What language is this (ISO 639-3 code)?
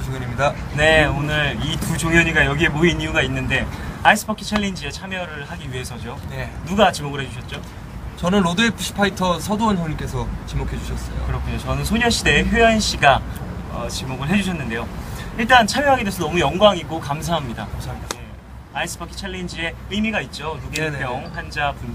kor